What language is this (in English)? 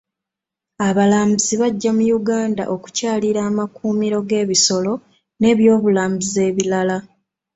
Ganda